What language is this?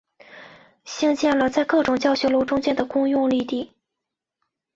Chinese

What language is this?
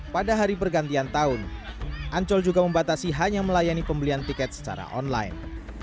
Indonesian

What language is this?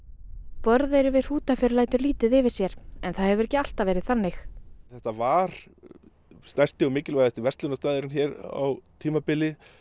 Icelandic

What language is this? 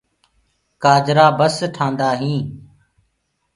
Gurgula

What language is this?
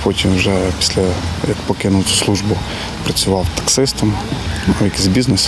Ukrainian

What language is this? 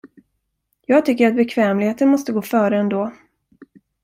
Swedish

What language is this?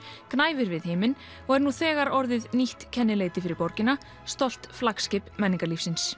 Icelandic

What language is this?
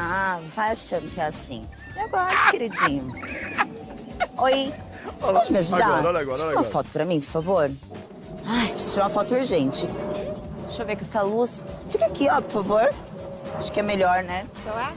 Portuguese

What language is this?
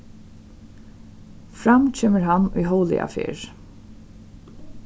Faroese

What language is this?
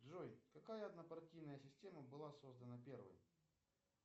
Russian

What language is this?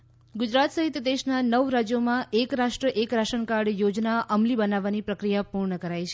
Gujarati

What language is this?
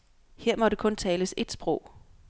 Danish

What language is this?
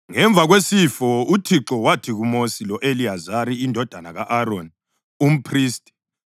North Ndebele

